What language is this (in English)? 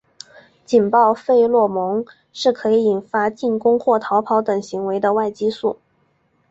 Chinese